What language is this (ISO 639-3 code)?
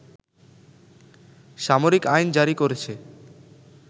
ben